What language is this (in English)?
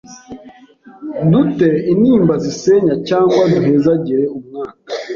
Kinyarwanda